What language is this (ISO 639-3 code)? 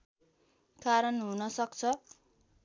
nep